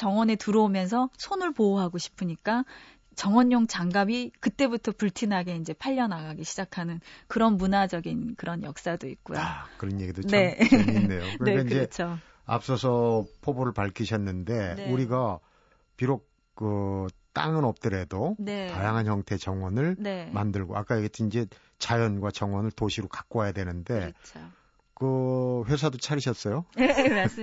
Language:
Korean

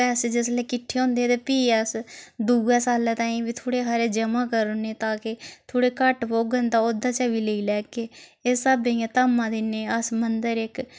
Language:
Dogri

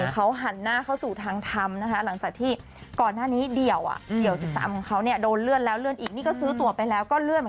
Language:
Thai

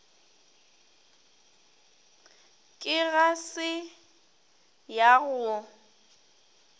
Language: Northern Sotho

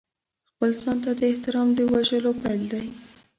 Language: Pashto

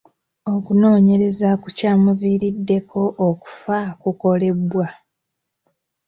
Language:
Ganda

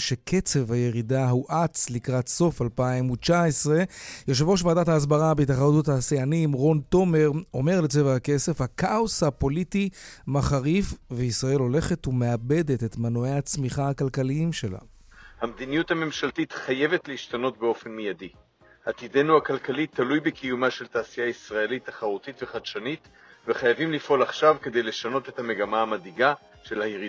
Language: Hebrew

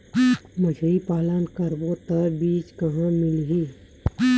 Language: Chhattisgarhi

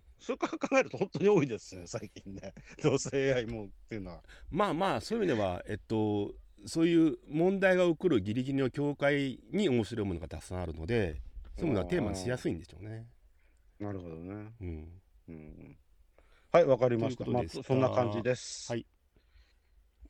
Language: Japanese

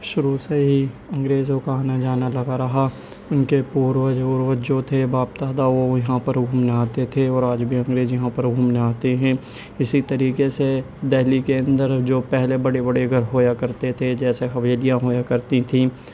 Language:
Urdu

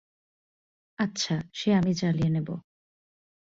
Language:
Bangla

